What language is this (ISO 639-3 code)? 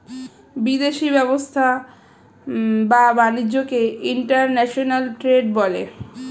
ben